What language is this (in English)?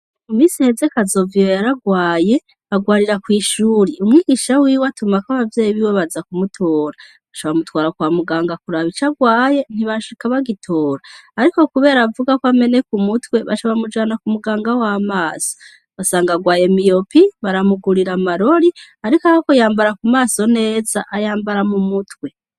Rundi